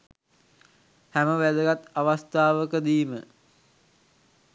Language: Sinhala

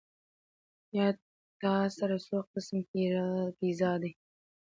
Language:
Pashto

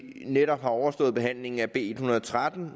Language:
Danish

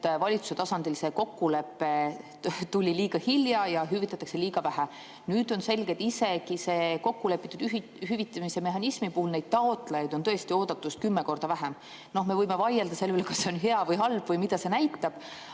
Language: Estonian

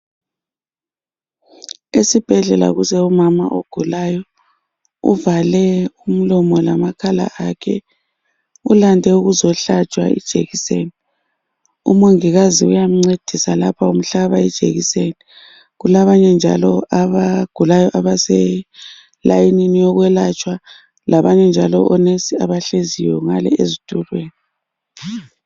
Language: North Ndebele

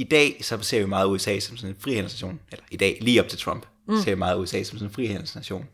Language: Danish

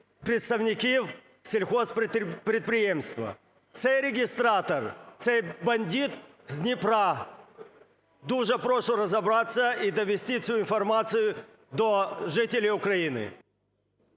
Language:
Ukrainian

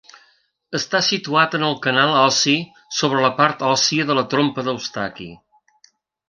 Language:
Catalan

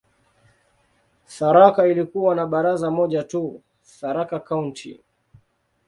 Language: Swahili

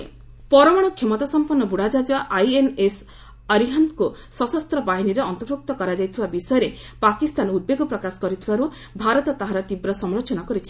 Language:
Odia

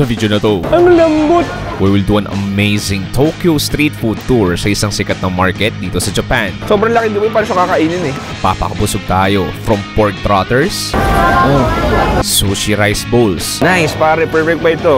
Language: Filipino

